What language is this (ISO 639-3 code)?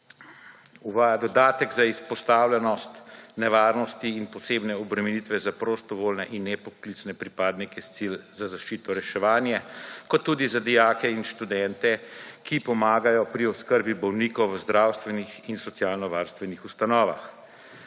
slv